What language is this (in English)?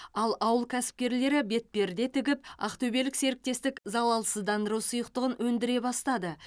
Kazakh